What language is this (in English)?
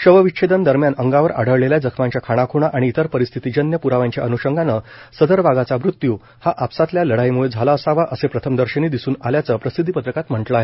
Marathi